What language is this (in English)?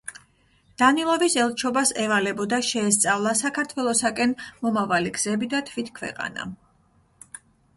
Georgian